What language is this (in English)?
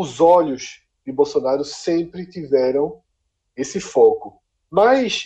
Portuguese